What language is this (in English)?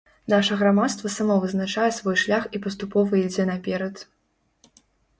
Belarusian